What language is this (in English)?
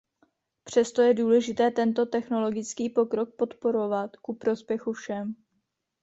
Czech